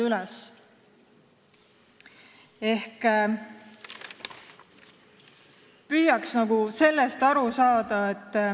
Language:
Estonian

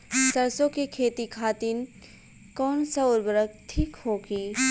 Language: Bhojpuri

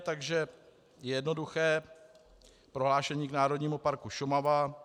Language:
Czech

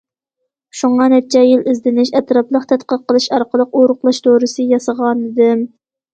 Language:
Uyghur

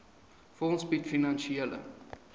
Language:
Afrikaans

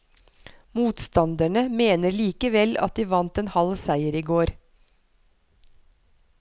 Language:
Norwegian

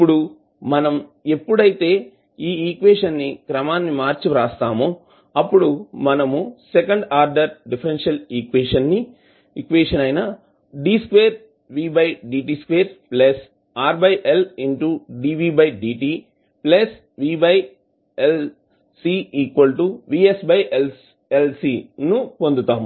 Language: Telugu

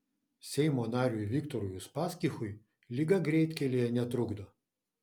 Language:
Lithuanian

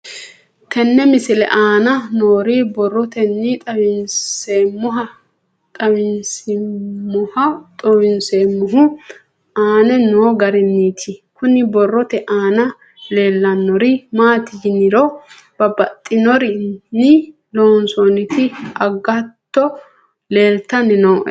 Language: Sidamo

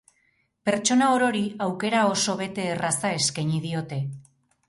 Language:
Basque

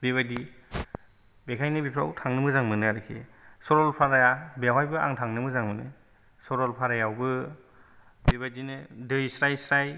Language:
Bodo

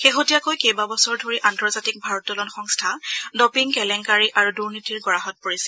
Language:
Assamese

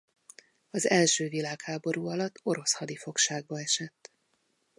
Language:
Hungarian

